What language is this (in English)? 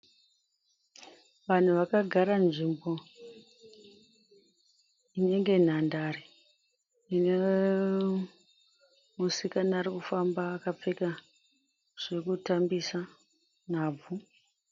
Shona